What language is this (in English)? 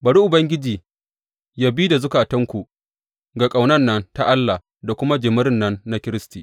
Hausa